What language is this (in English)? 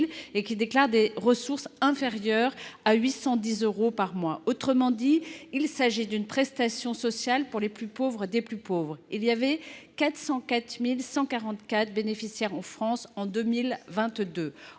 French